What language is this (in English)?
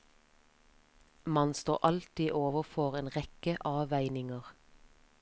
Norwegian